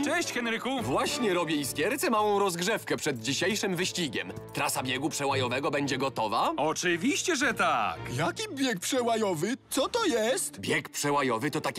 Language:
Polish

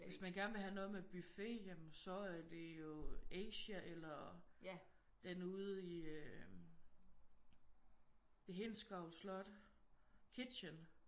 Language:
Danish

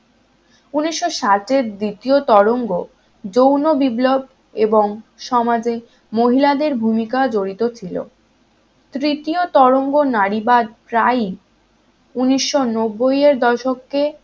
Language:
Bangla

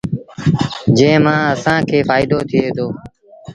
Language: Sindhi Bhil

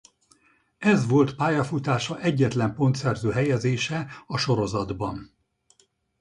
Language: Hungarian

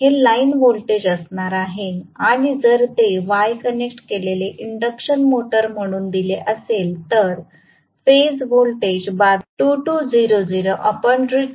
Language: Marathi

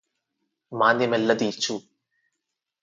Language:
Telugu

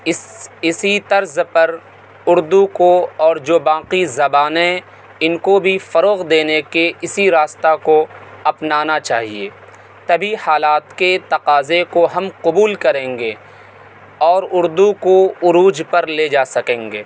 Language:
Urdu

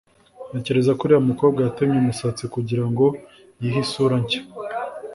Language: Kinyarwanda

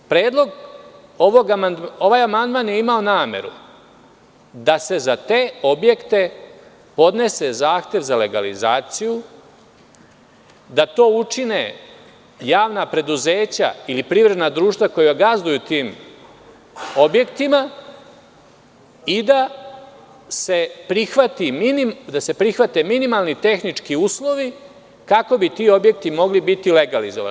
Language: Serbian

